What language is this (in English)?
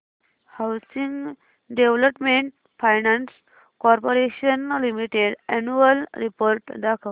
Marathi